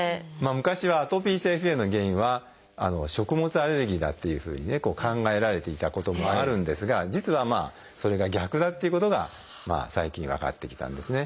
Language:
Japanese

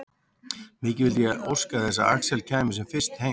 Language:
Icelandic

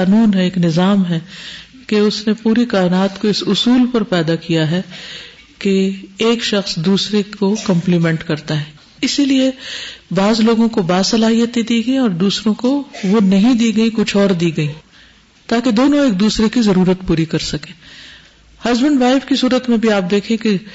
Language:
Urdu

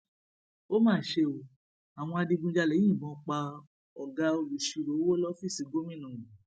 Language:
Yoruba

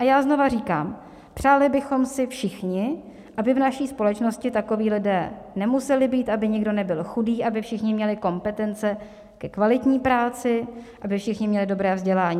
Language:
Czech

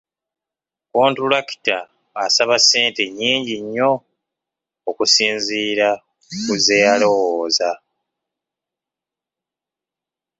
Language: Ganda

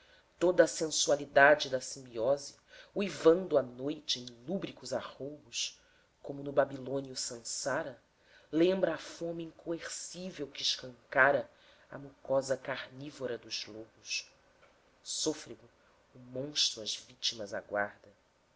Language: Portuguese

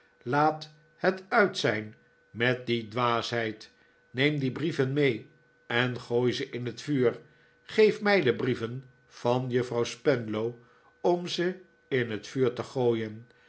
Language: Dutch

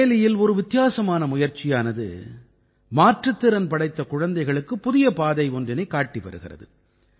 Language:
Tamil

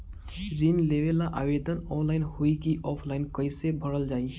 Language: Bhojpuri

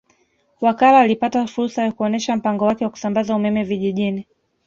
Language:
Swahili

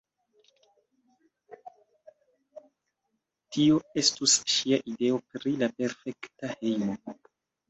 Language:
Esperanto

